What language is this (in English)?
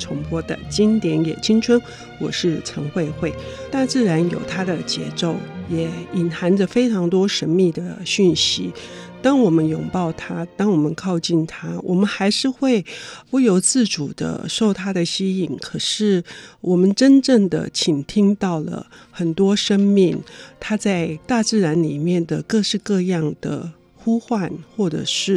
Chinese